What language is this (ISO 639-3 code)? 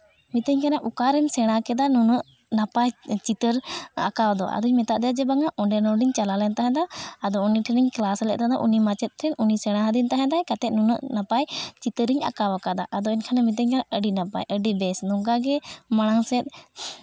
sat